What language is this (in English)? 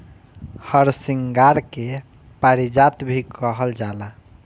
Bhojpuri